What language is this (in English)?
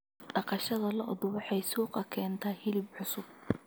Somali